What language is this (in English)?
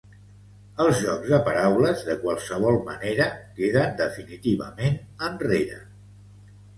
Catalan